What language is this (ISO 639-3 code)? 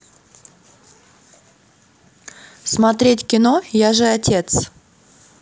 rus